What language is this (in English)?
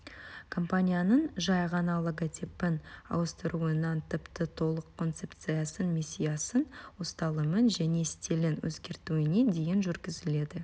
Kazakh